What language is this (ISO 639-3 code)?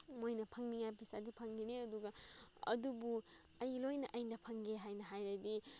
mni